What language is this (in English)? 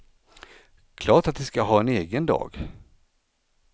Swedish